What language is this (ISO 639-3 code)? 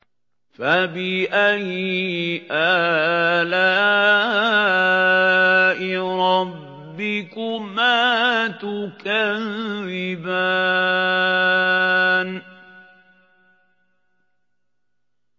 ara